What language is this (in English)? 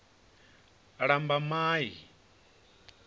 Venda